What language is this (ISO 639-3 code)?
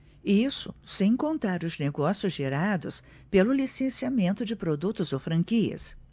por